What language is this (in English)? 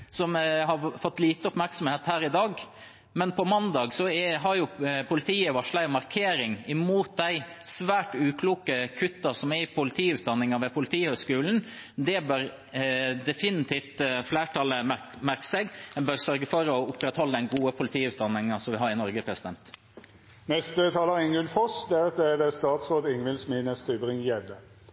Norwegian